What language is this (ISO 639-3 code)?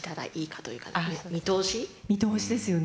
jpn